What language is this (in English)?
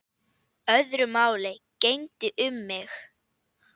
Icelandic